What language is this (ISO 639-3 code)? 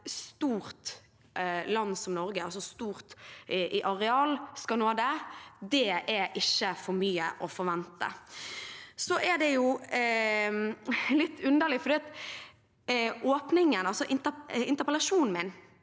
nor